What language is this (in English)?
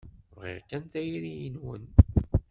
Kabyle